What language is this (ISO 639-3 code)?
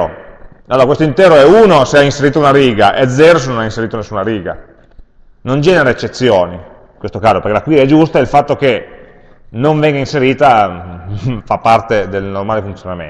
ita